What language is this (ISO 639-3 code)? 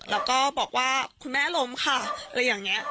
tha